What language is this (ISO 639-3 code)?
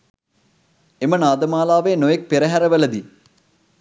sin